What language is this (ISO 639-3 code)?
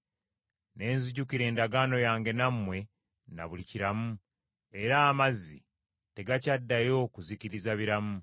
lug